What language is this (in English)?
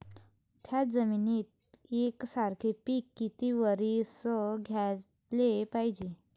Marathi